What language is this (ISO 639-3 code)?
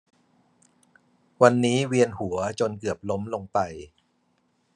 tha